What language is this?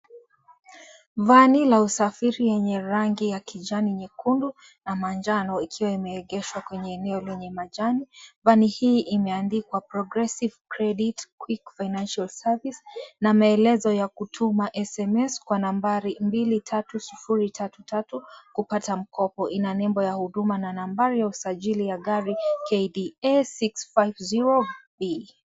Swahili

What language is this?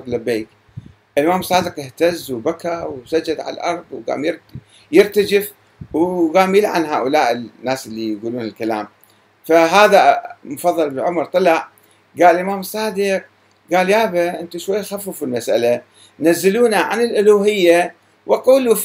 Arabic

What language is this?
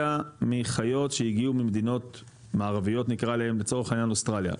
Hebrew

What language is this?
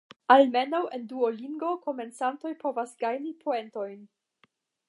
Esperanto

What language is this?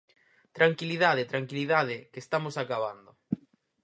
Galician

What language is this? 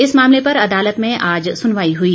Hindi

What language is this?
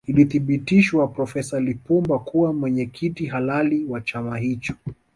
Swahili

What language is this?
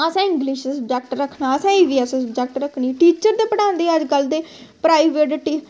Dogri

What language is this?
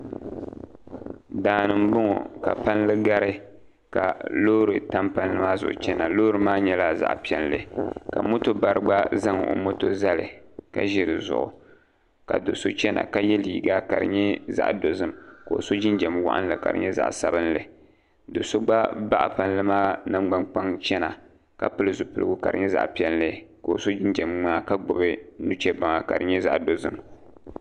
Dagbani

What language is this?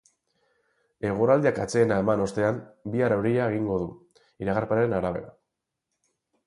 Basque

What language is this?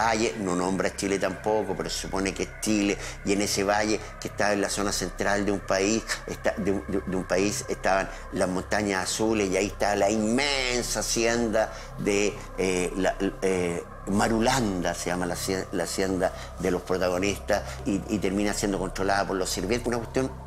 Spanish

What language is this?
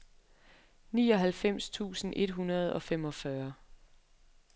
Danish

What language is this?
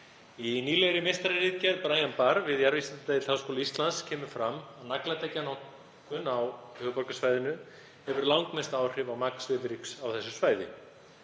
Icelandic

